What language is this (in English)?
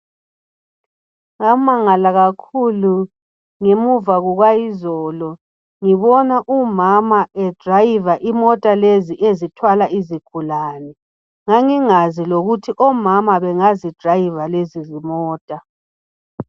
North Ndebele